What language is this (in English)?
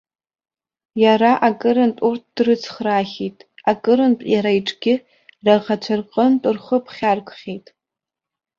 Abkhazian